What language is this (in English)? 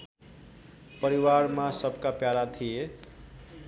Nepali